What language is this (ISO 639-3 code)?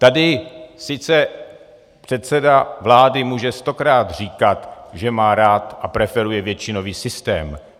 ces